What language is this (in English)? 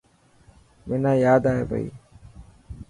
Dhatki